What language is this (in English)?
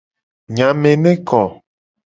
Gen